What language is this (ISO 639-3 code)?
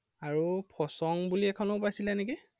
asm